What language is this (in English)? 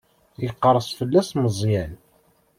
Kabyle